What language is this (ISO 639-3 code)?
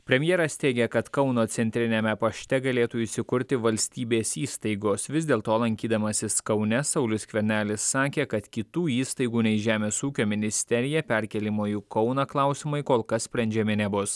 lit